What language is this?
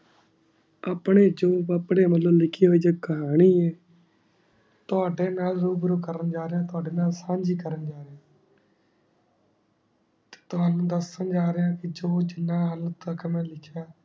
Punjabi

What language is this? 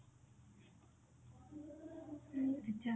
Odia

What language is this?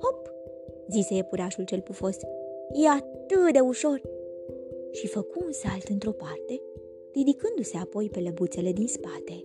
Romanian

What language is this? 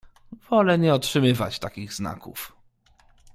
Polish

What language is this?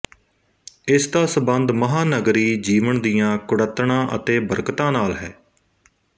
Punjabi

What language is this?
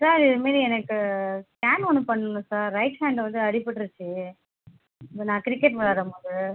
Tamil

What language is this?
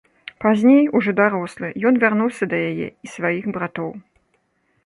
Belarusian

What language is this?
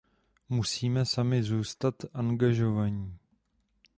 Czech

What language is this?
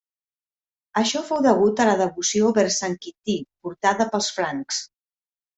Catalan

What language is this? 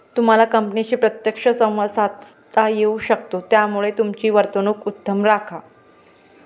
Marathi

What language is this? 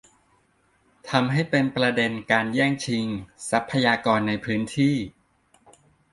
Thai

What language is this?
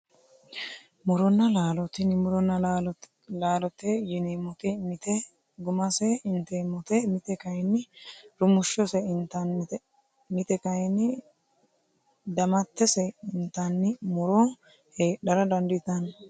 Sidamo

